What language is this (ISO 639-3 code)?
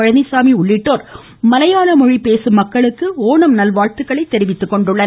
tam